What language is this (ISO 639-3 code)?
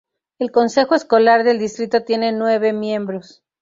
spa